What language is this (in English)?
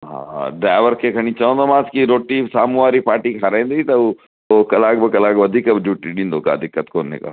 Sindhi